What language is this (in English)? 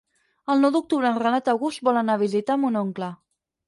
Catalan